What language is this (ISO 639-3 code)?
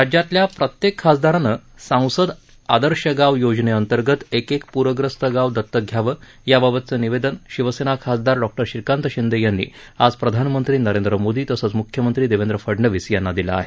mar